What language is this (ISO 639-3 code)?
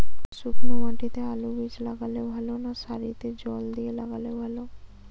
ben